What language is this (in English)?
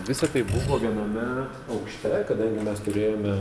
Lithuanian